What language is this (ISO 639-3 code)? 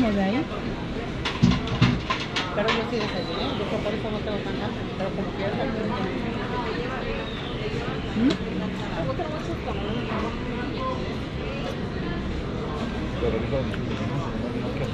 spa